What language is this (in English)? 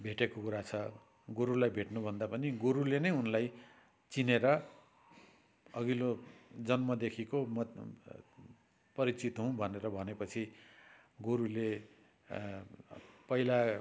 Nepali